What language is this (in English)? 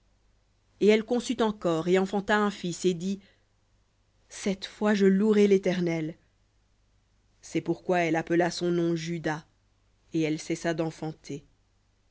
French